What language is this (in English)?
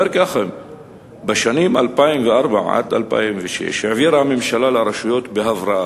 Hebrew